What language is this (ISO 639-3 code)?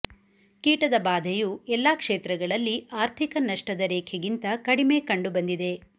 kan